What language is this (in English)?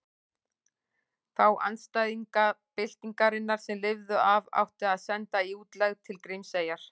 Icelandic